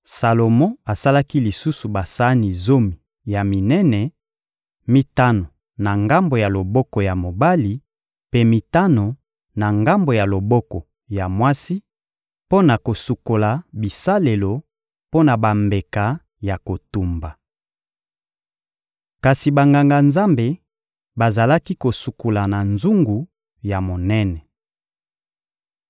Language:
Lingala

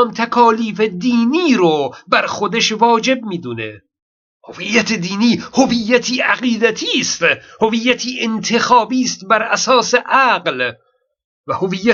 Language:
Persian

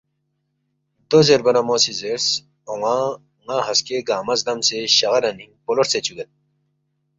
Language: Balti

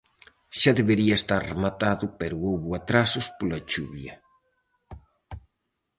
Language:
Galician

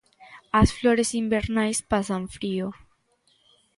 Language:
Galician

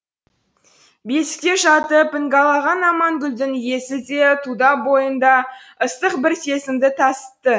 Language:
Kazakh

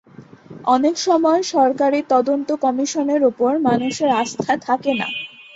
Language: Bangla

